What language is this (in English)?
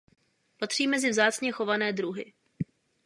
Czech